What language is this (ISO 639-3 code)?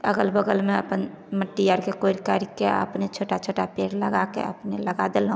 mai